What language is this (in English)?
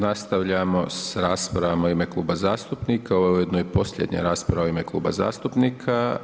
Croatian